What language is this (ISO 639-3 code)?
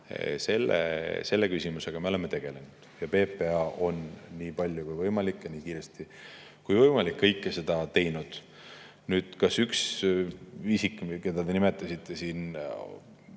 est